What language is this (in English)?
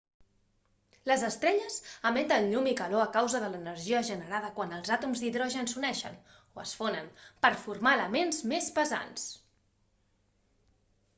Catalan